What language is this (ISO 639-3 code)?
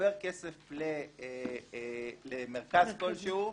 heb